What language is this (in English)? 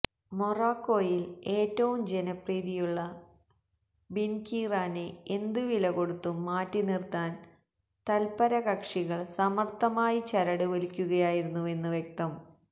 Malayalam